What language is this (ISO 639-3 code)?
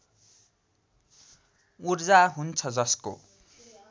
nep